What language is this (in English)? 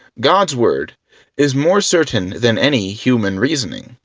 English